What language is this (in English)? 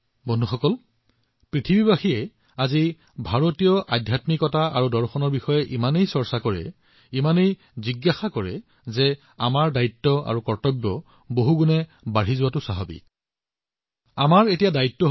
Assamese